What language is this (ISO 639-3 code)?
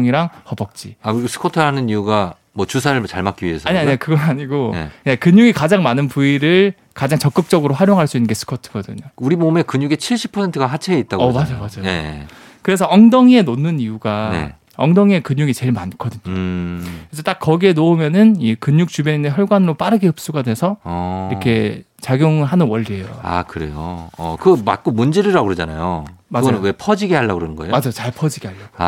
kor